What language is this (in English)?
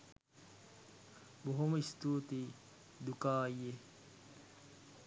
Sinhala